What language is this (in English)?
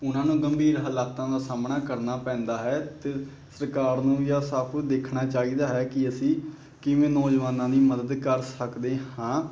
Punjabi